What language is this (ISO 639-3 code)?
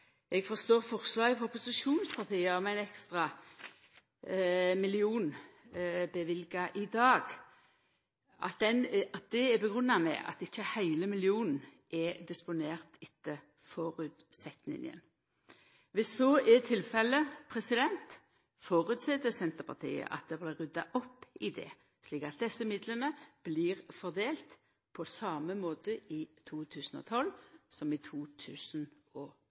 nno